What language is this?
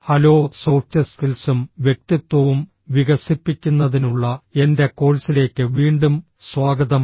Malayalam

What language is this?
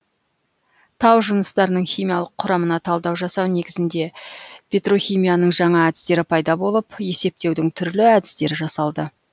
Kazakh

